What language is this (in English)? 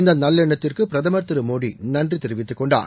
Tamil